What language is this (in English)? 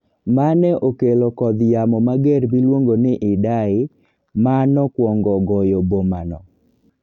Luo (Kenya and Tanzania)